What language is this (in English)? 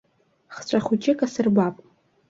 Abkhazian